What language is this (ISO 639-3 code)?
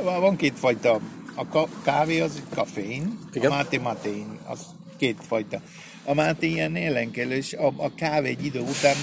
hun